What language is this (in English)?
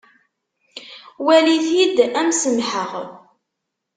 Kabyle